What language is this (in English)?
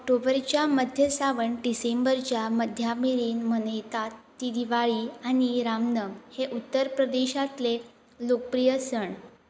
Konkani